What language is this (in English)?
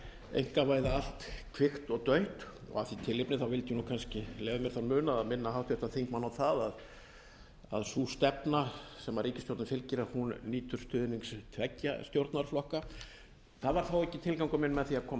Icelandic